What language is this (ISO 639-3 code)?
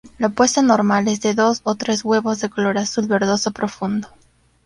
spa